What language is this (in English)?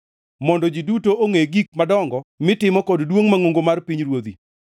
Luo (Kenya and Tanzania)